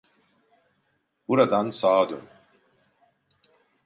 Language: Turkish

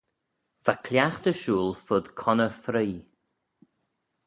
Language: Manx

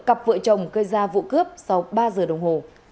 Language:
Vietnamese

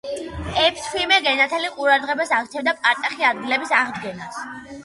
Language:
Georgian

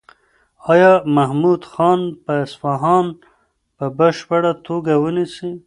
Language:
Pashto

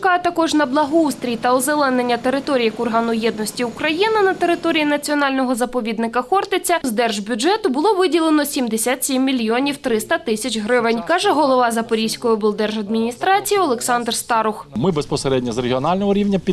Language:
Ukrainian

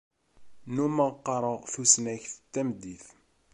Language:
Kabyle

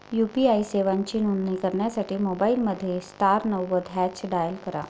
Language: Marathi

